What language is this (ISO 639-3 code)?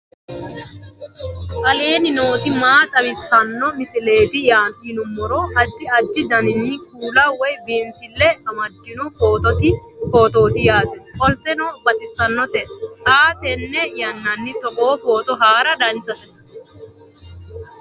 sid